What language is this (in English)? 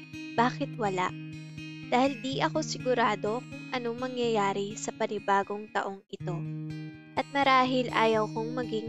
Filipino